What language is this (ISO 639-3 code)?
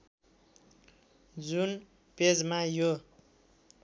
nep